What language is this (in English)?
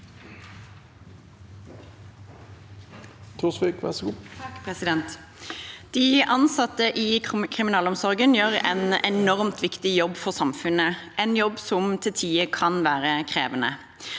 Norwegian